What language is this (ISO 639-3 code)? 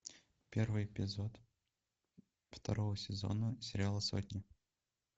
rus